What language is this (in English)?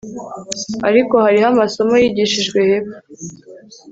Kinyarwanda